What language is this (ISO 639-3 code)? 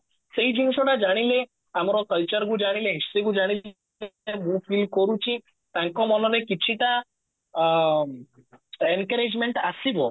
ori